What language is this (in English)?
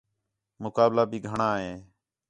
Khetrani